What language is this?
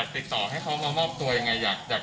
Thai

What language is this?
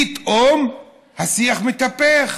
Hebrew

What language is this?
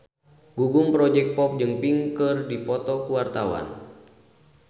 Sundanese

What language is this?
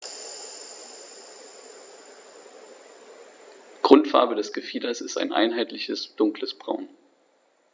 German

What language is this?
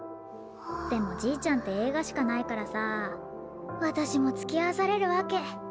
Japanese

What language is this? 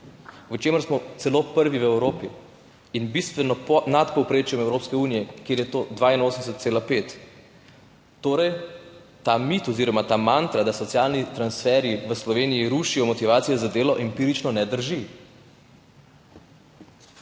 Slovenian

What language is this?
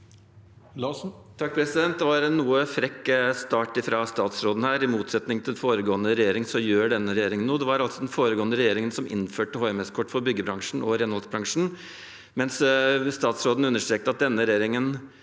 Norwegian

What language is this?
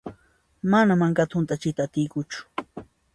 Puno Quechua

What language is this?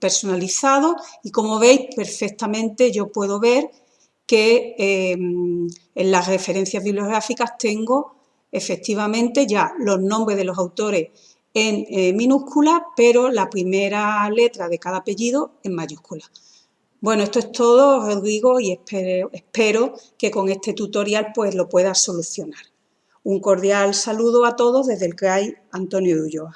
Spanish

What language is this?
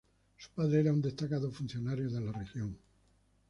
Spanish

